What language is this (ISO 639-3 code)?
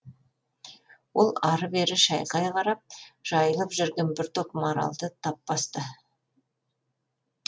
kaz